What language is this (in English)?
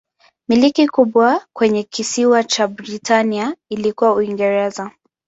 Swahili